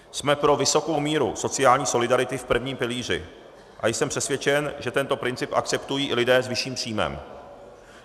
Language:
Czech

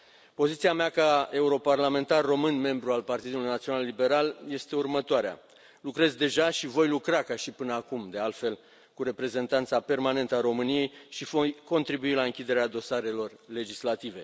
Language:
Romanian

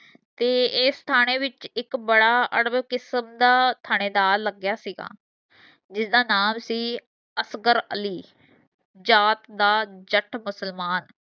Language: Punjabi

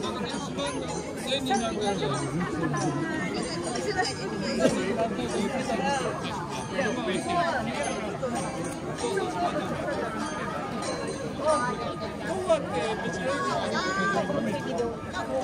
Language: Japanese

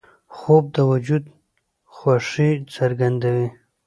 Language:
Pashto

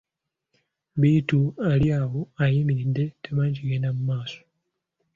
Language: Ganda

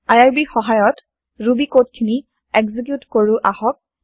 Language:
Assamese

